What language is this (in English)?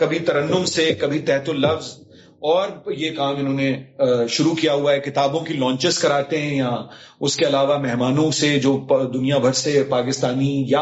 Urdu